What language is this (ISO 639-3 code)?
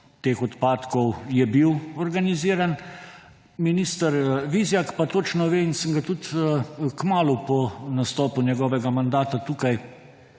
slv